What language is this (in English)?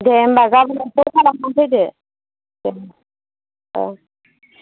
Bodo